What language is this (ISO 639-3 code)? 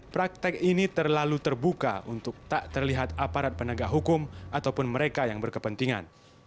ind